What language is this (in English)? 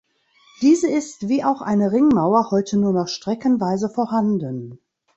German